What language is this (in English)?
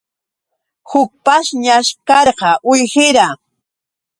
Yauyos Quechua